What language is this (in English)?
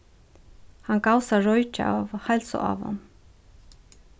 Faroese